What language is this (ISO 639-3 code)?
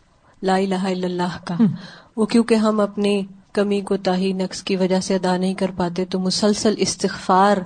urd